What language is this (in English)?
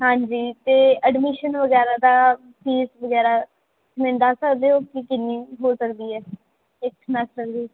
Punjabi